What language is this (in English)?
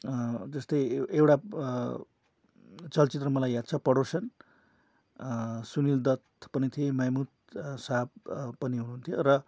Nepali